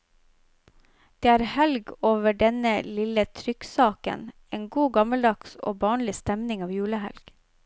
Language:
Norwegian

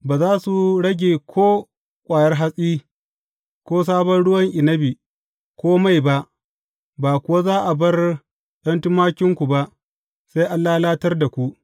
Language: Hausa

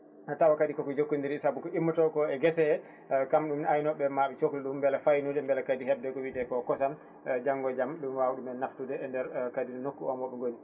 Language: Fula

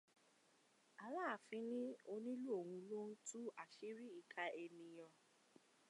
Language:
Yoruba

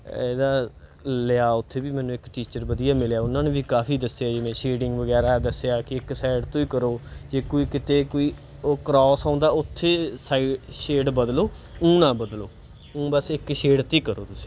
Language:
Punjabi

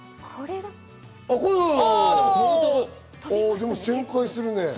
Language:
Japanese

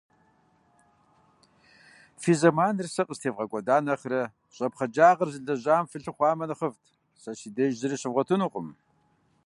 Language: Kabardian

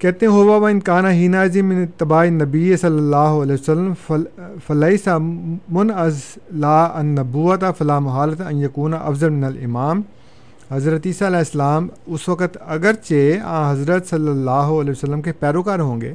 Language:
Urdu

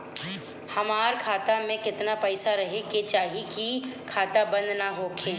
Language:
Bhojpuri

